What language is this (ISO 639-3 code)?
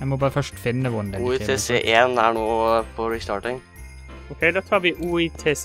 nor